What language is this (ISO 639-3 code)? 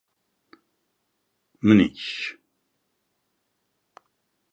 ckb